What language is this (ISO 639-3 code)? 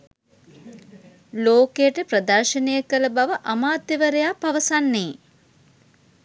sin